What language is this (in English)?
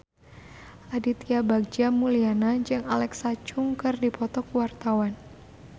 Sundanese